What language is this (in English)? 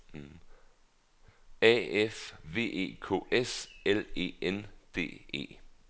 Danish